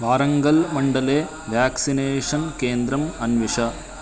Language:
Sanskrit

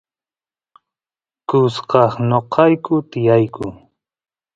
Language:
Santiago del Estero Quichua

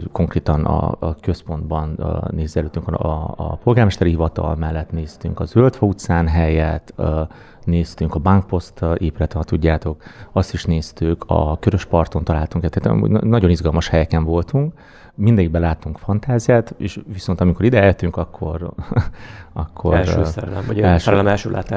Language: Hungarian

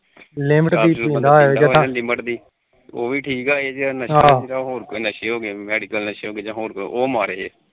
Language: Punjabi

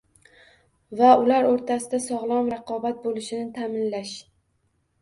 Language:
Uzbek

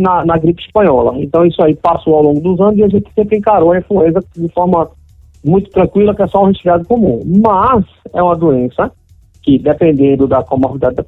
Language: Portuguese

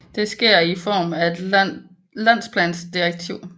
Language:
Danish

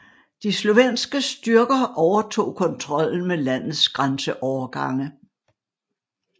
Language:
Danish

